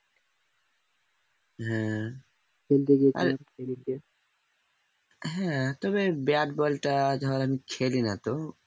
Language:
Bangla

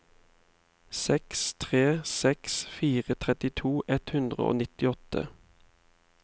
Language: Norwegian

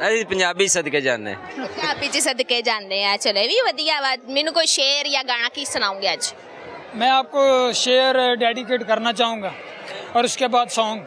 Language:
Punjabi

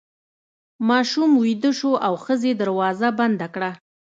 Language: Pashto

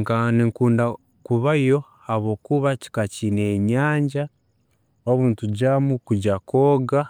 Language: Tooro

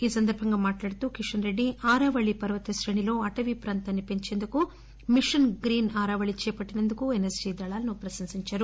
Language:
Telugu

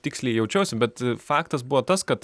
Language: Lithuanian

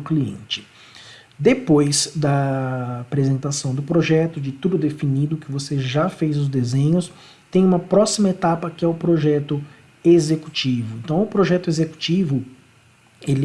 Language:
Portuguese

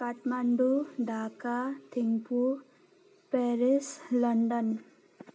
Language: Nepali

